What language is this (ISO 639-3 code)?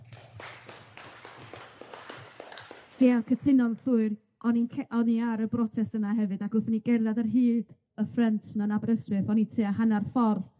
cym